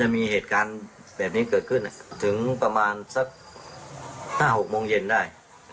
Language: Thai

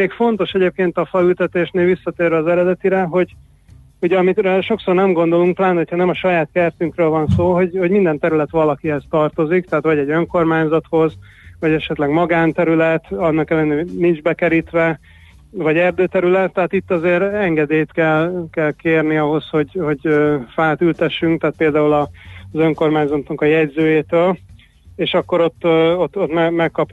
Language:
Hungarian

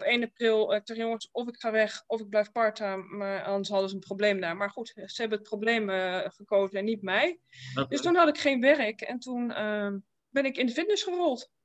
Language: Dutch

